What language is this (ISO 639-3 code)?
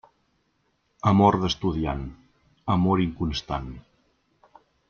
cat